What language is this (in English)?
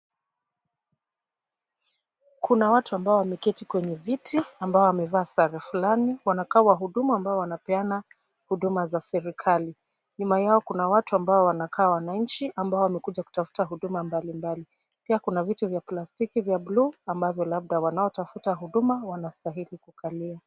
Swahili